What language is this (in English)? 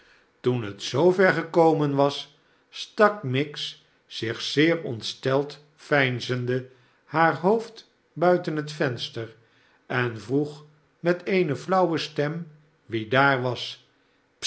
Dutch